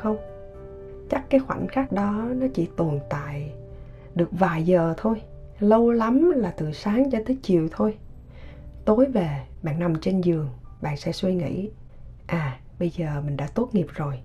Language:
Vietnamese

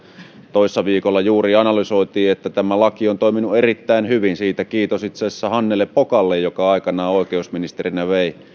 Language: Finnish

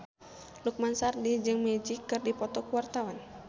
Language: Sundanese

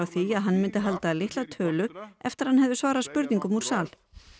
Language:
Icelandic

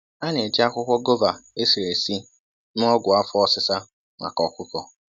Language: Igbo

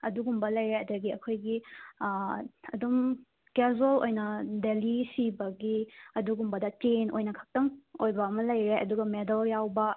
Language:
Manipuri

